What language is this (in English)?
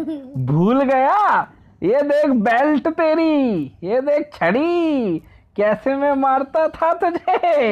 Hindi